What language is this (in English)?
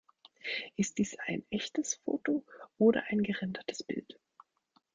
German